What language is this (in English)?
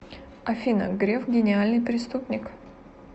Russian